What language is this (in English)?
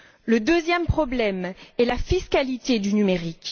French